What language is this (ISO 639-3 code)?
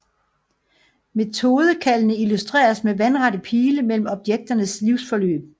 dan